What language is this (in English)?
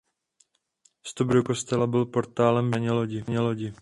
Czech